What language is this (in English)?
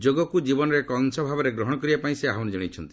Odia